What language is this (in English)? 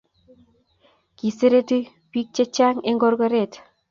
Kalenjin